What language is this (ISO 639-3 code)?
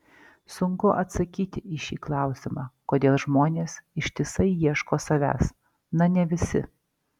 lit